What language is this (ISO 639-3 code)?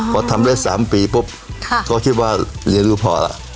tha